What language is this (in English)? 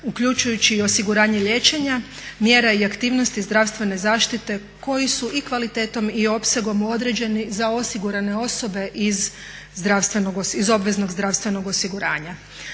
Croatian